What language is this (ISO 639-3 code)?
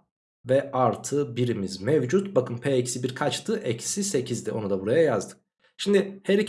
tur